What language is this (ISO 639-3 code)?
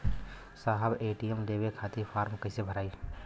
bho